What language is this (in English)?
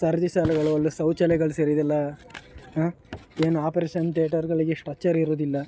Kannada